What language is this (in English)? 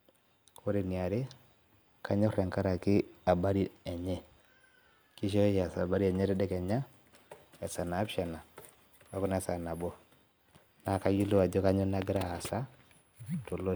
Masai